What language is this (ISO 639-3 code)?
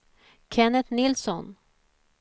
swe